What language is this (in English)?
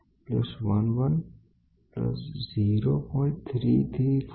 Gujarati